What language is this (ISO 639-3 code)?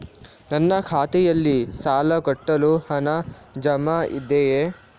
kan